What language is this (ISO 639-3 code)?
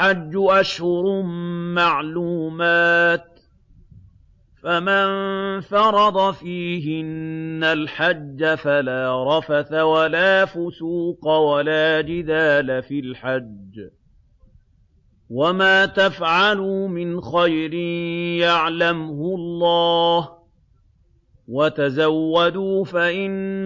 ara